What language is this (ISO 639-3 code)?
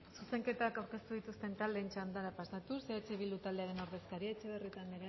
eus